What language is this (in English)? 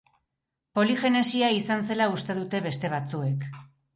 Basque